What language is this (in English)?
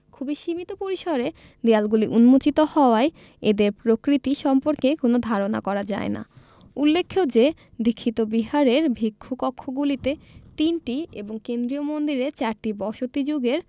Bangla